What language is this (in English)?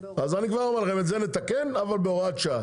Hebrew